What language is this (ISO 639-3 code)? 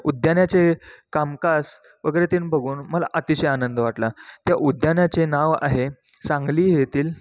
mar